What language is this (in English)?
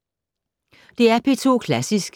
Danish